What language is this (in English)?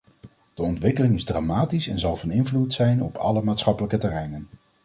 Dutch